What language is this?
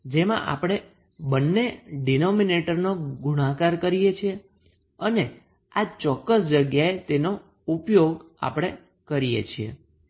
Gujarati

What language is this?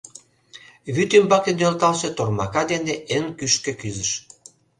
Mari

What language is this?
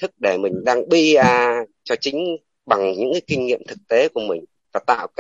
Vietnamese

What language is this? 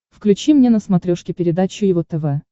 Russian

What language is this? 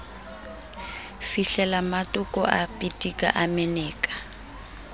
Southern Sotho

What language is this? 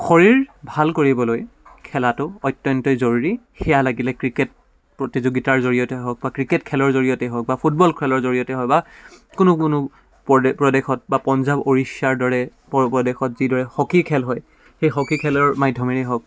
Assamese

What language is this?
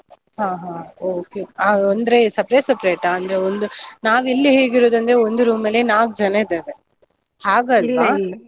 Kannada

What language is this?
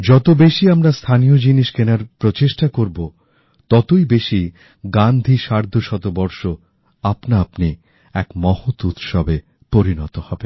Bangla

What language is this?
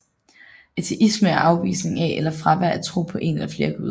Danish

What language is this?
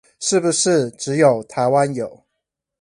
Chinese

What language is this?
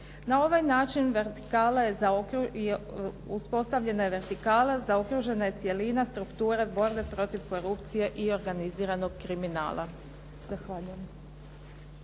Croatian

